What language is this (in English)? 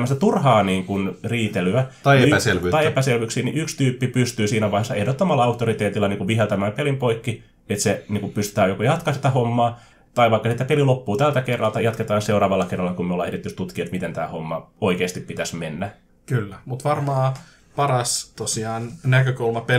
Finnish